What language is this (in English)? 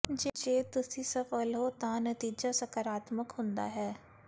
Punjabi